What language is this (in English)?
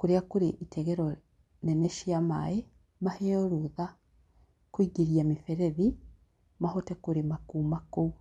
Kikuyu